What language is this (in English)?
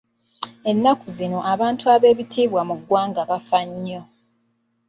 Ganda